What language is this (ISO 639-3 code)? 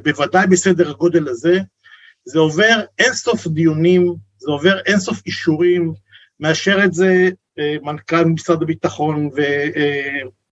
heb